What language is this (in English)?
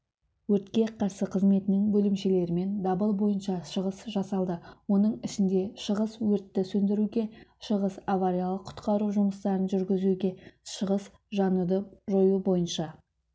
Kazakh